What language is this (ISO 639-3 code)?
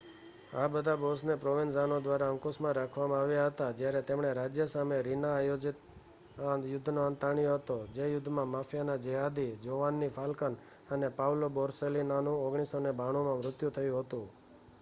guj